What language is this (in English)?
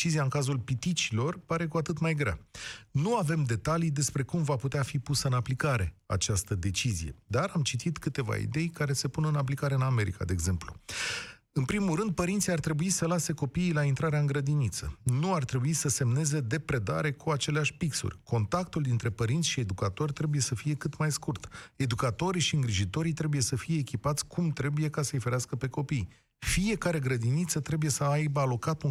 Romanian